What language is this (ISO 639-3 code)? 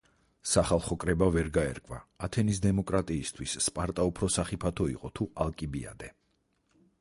kat